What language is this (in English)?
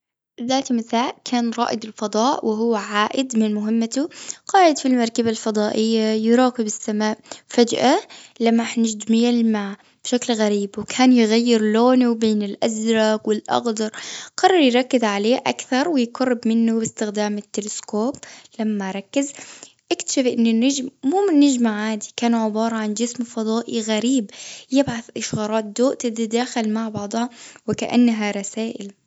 Gulf Arabic